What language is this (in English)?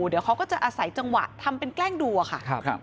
Thai